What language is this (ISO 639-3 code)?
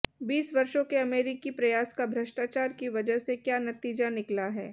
hin